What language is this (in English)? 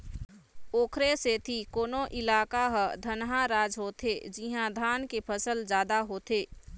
Chhattisgarhi